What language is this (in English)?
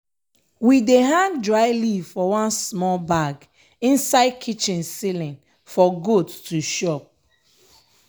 Nigerian Pidgin